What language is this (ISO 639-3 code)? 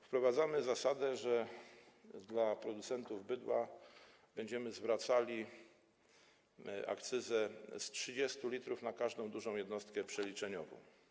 pol